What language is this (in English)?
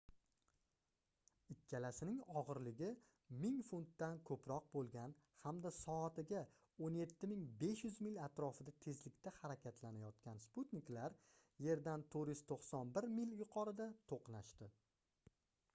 Uzbek